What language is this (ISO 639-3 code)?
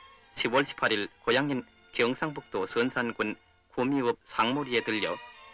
kor